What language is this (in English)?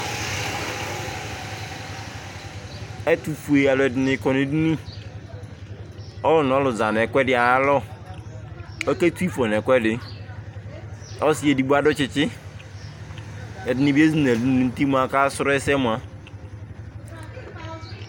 Ikposo